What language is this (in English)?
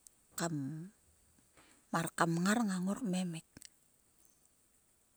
Sulka